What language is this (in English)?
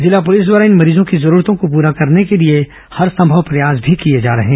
Hindi